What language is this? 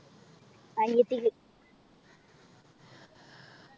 Malayalam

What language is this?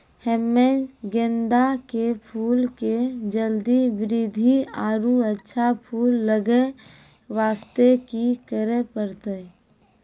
Maithili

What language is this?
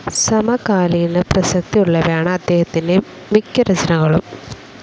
Malayalam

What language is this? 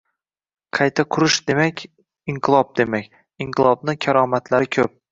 Uzbek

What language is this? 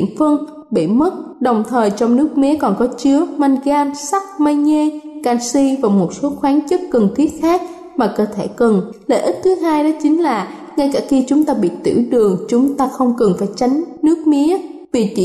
Vietnamese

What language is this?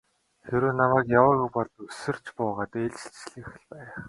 Mongolian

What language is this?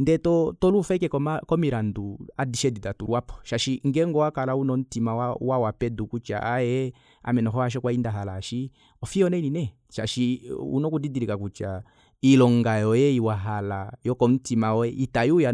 Kuanyama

